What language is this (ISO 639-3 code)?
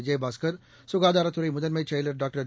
tam